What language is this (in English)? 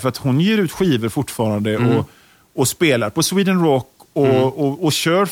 Swedish